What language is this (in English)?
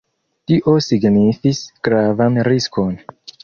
Esperanto